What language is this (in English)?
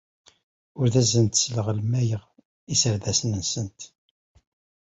Kabyle